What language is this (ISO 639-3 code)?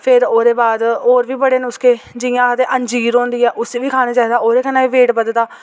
doi